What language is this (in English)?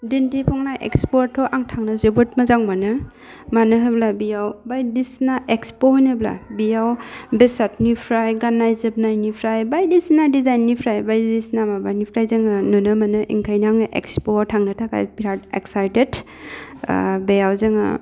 Bodo